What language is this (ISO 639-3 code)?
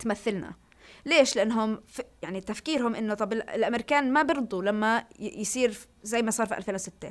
ara